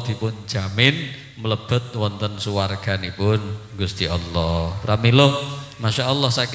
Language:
Indonesian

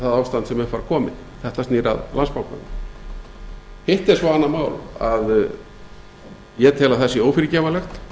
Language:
Icelandic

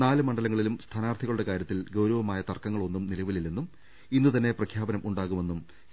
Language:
Malayalam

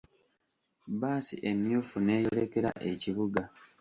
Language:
Ganda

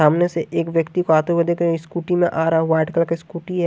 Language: Hindi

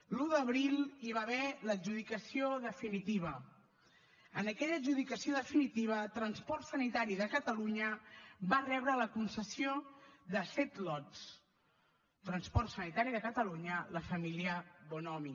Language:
Catalan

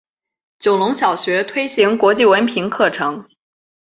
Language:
Chinese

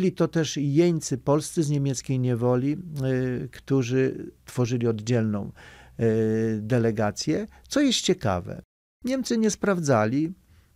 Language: Polish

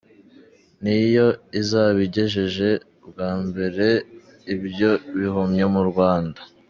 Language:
Kinyarwanda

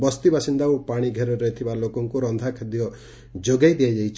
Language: Odia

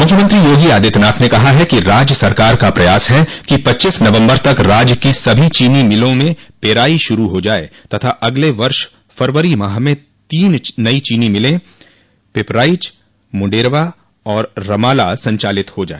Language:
Hindi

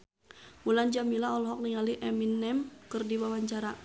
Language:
Sundanese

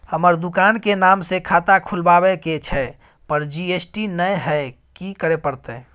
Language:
Maithili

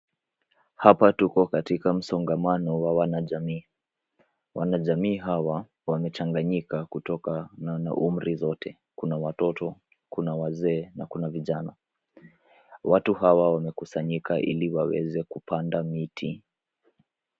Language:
Swahili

